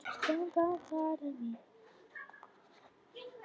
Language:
Icelandic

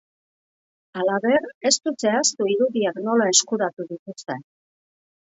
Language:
Basque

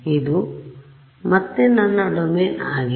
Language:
Kannada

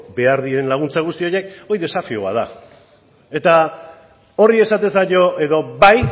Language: Basque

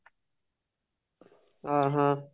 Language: Odia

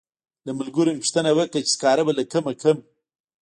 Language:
Pashto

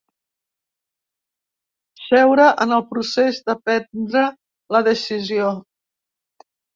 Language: Catalan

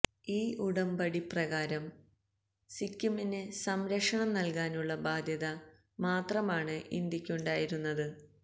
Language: Malayalam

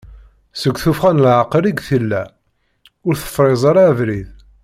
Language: Kabyle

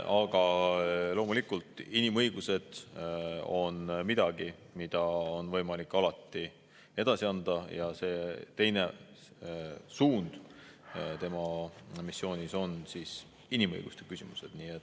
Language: Estonian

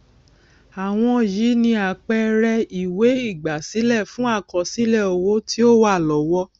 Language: Yoruba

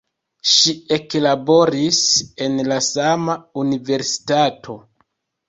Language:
Esperanto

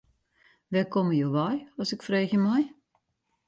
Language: Western Frisian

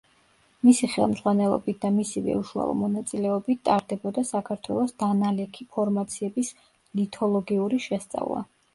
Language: Georgian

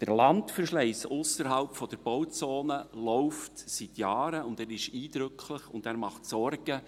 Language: Swiss German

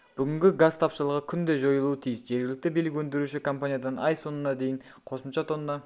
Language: Kazakh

